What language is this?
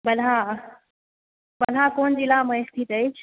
Maithili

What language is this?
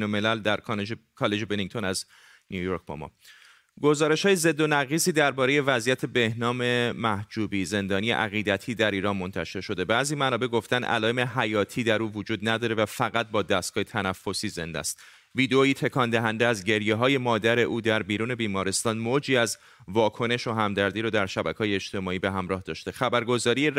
Persian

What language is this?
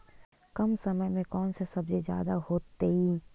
Magahi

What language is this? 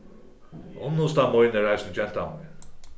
Faroese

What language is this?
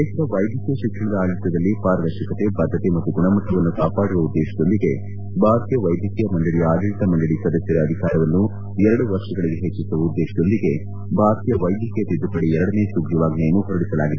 Kannada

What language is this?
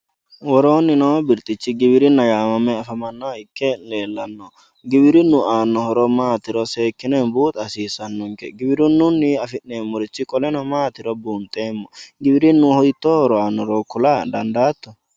Sidamo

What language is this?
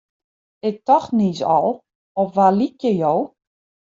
Western Frisian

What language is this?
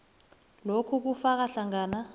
South Ndebele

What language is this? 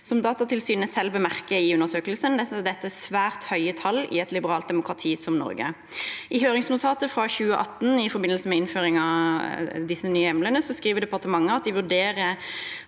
Norwegian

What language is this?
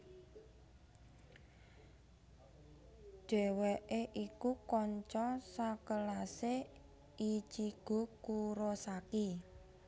Javanese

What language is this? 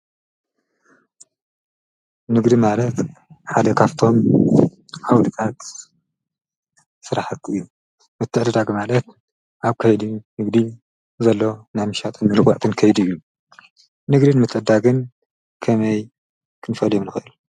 Tigrinya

